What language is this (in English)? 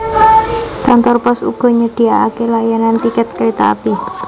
Javanese